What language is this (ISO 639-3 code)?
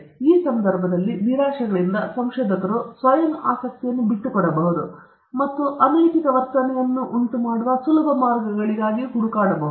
kan